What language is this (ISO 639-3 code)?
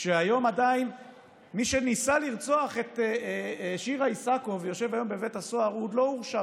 heb